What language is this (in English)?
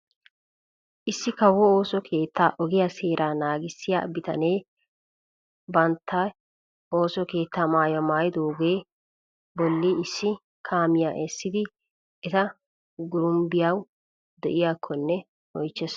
Wolaytta